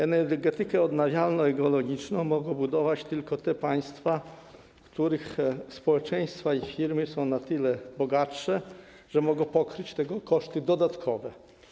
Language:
Polish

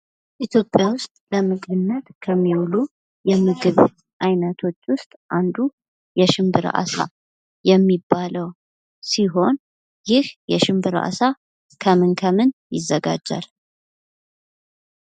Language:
Amharic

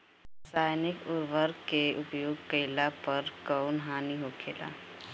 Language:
Bhojpuri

